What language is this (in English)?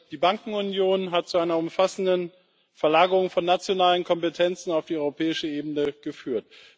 German